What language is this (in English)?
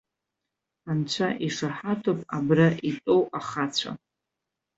Abkhazian